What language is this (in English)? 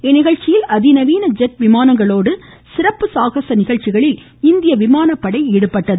Tamil